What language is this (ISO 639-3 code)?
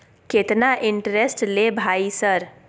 mai